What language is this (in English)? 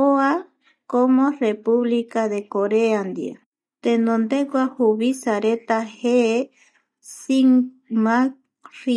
Eastern Bolivian Guaraní